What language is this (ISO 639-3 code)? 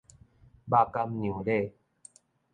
nan